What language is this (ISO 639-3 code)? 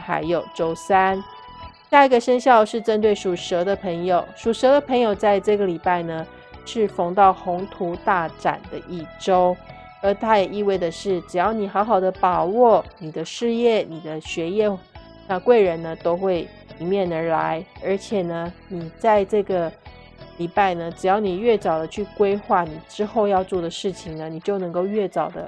zho